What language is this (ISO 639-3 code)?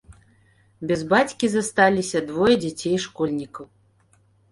bel